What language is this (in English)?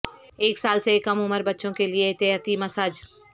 Urdu